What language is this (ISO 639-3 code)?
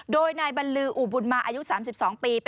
tha